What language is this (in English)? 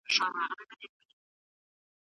Pashto